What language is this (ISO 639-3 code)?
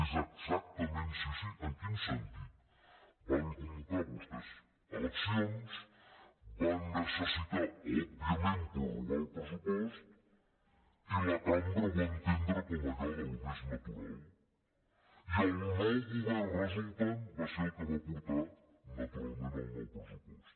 cat